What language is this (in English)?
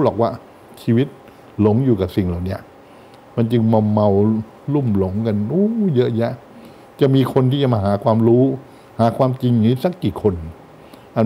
Thai